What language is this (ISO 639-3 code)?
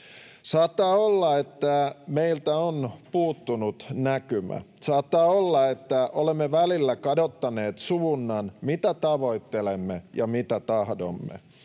fin